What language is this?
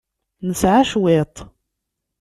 Kabyle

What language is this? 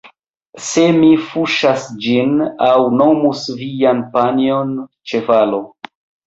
Esperanto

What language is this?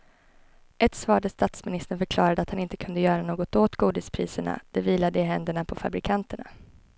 Swedish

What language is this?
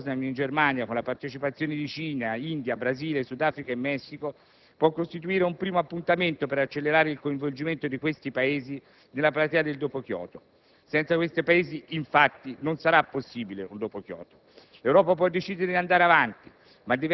Italian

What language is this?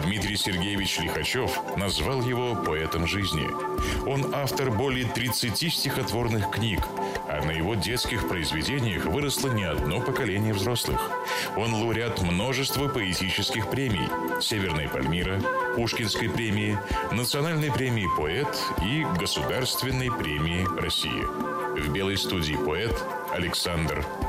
Russian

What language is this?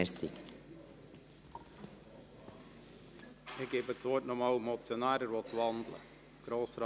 Swiss German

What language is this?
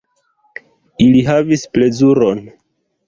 Esperanto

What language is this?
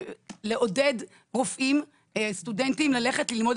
Hebrew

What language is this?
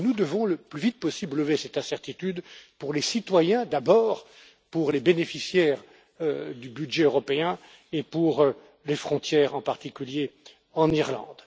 French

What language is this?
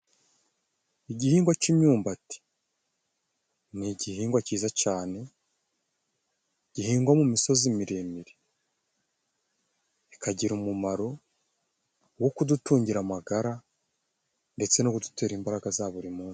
Kinyarwanda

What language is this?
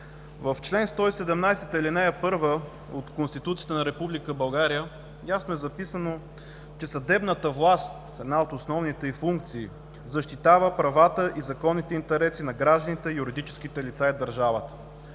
Bulgarian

